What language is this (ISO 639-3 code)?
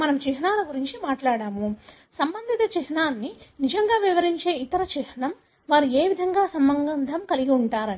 tel